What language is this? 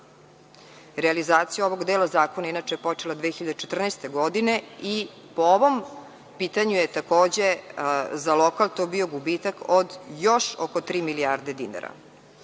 Serbian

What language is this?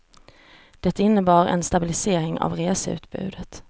Swedish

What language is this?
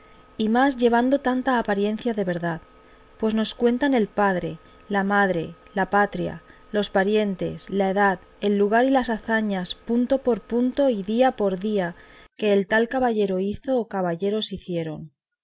Spanish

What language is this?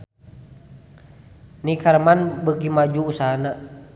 Sundanese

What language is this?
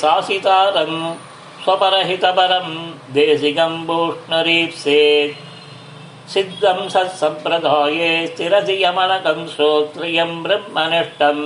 Tamil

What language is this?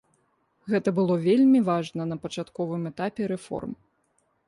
Belarusian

